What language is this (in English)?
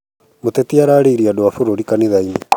Kikuyu